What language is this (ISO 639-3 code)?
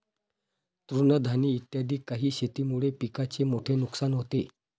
mar